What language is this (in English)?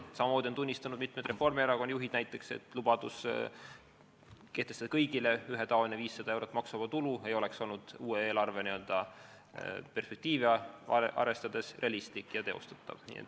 Estonian